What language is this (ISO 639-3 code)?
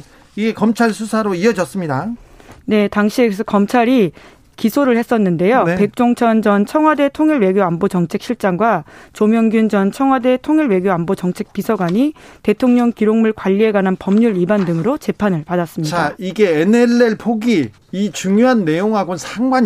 kor